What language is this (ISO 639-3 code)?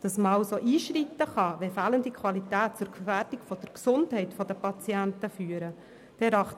gsw